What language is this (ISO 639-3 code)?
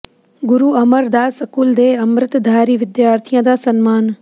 pan